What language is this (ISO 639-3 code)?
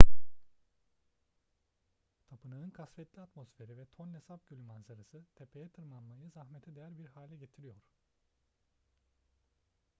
tur